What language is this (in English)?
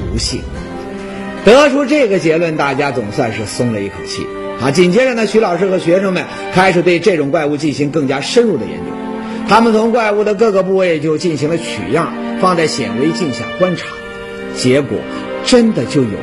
Chinese